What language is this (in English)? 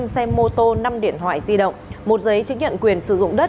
Vietnamese